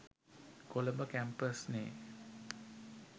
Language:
Sinhala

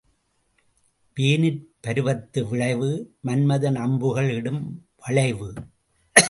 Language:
Tamil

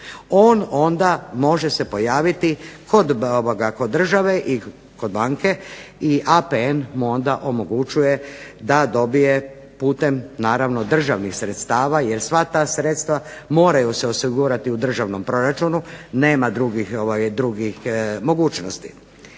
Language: Croatian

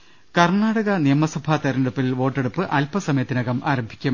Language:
Malayalam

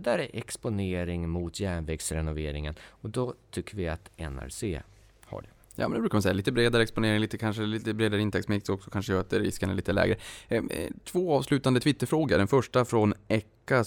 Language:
Swedish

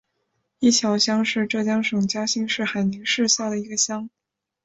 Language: Chinese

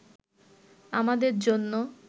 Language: Bangla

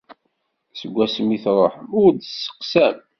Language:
Kabyle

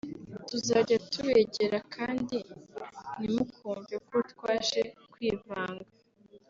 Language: Kinyarwanda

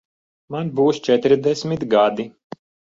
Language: Latvian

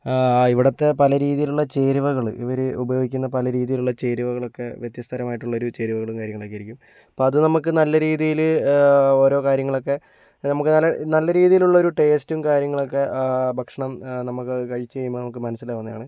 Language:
Malayalam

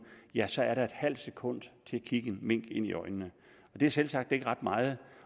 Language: Danish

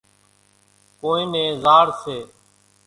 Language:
Kachi Koli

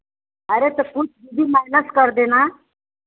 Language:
Hindi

